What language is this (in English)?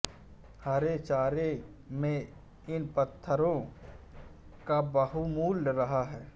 Hindi